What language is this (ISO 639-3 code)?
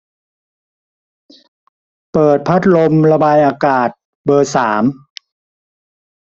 tha